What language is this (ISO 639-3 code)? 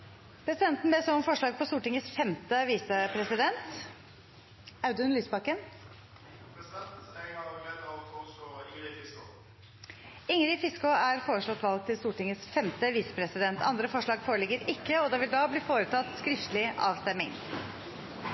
nob